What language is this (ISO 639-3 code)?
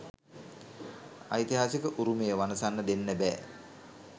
sin